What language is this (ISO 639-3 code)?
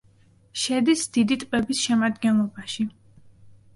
kat